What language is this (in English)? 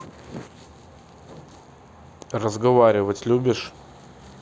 Russian